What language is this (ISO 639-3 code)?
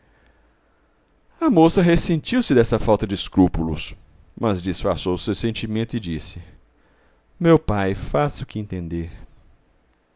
por